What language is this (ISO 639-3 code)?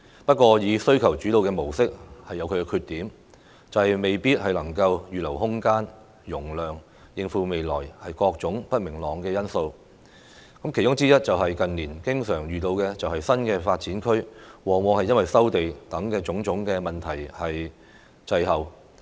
yue